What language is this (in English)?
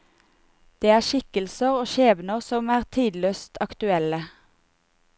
Norwegian